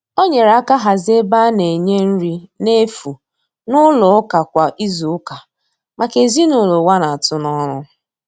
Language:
Igbo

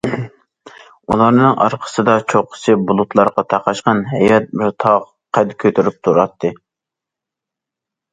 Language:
Uyghur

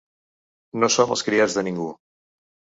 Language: Catalan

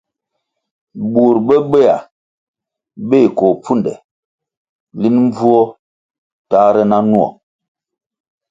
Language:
Kwasio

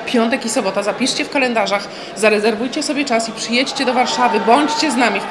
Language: Polish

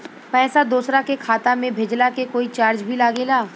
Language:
Bhojpuri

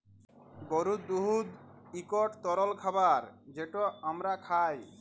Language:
Bangla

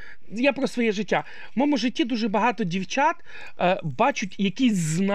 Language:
Ukrainian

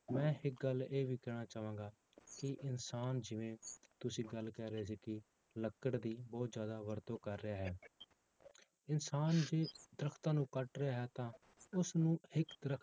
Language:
Punjabi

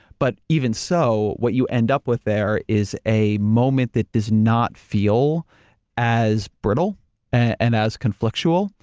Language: English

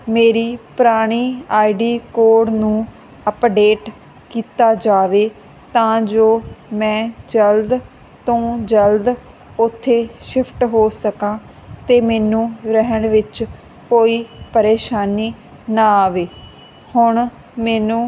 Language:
Punjabi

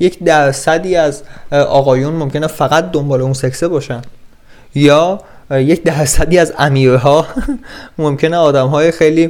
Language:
Persian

